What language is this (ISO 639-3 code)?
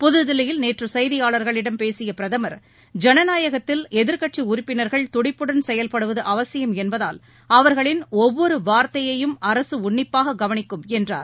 tam